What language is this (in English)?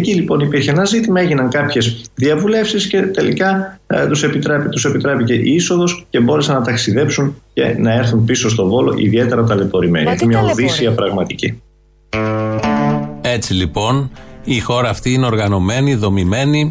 Greek